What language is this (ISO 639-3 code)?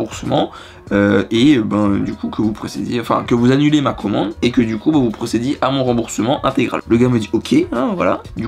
fra